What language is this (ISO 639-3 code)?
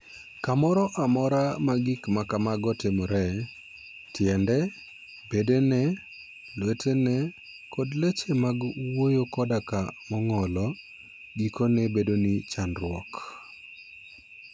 luo